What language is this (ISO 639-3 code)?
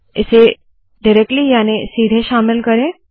hin